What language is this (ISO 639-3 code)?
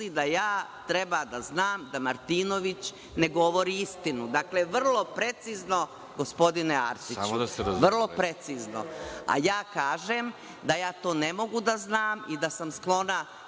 srp